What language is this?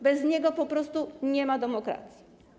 Polish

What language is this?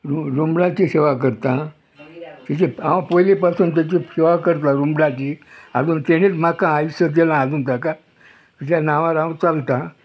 Konkani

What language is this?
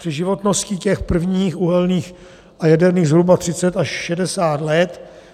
Czech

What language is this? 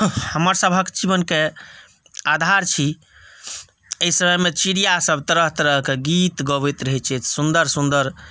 Maithili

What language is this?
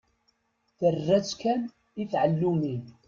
Kabyle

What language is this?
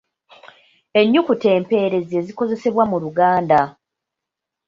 Ganda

